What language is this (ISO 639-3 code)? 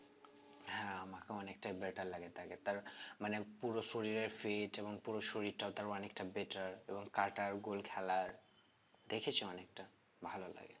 ben